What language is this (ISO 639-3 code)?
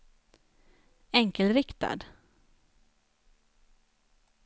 swe